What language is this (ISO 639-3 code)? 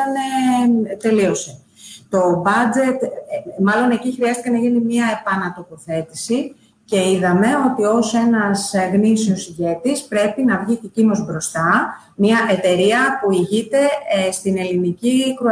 ell